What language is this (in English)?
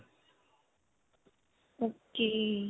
Punjabi